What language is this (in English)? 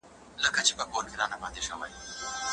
Pashto